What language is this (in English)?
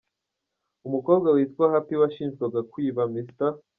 Kinyarwanda